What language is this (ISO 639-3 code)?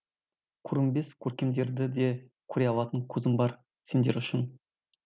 kaz